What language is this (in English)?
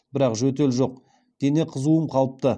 Kazakh